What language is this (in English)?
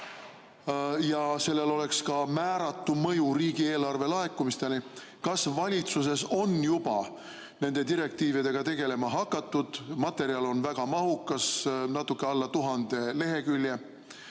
Estonian